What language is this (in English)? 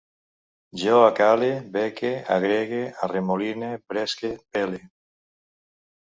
Catalan